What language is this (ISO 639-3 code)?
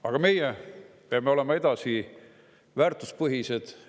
est